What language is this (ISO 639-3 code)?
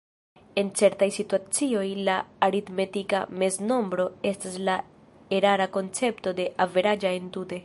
epo